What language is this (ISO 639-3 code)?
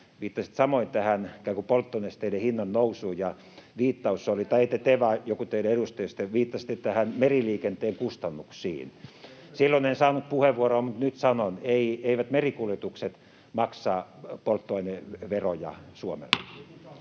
fin